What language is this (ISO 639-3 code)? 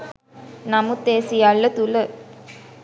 sin